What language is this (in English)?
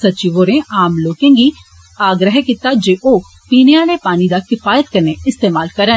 Dogri